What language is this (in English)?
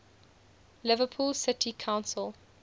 English